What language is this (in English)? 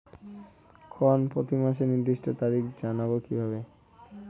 Bangla